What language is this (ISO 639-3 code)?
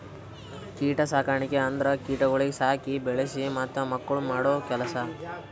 kan